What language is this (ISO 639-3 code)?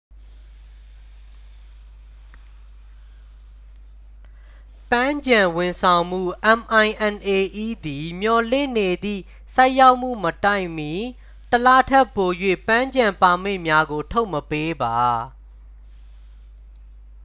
mya